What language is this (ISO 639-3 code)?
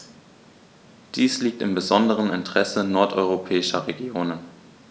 deu